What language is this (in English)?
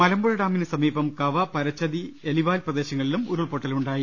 Malayalam